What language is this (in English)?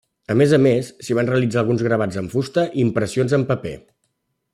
Catalan